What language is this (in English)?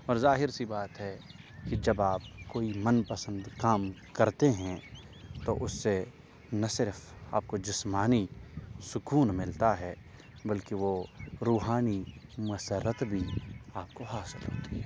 Urdu